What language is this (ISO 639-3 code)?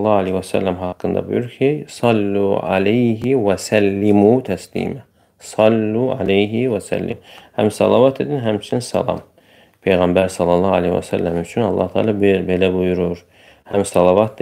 tur